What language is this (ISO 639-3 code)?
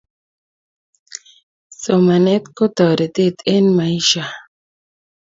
kln